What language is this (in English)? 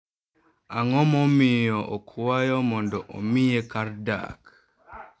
Luo (Kenya and Tanzania)